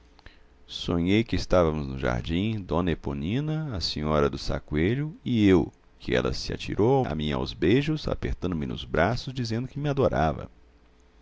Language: Portuguese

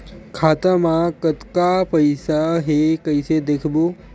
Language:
Chhattisgarhi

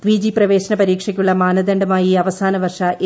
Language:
Malayalam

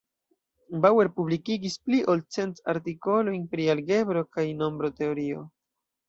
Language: Esperanto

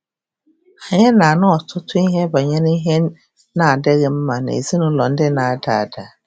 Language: Igbo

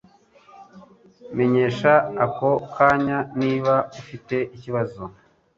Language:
Kinyarwanda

